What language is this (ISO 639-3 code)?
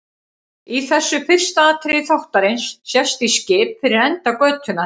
isl